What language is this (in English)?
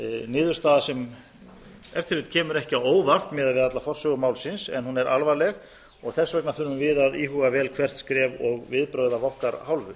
Icelandic